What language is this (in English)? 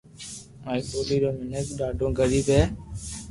Loarki